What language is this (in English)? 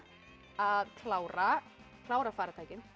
Icelandic